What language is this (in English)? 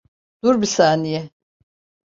Turkish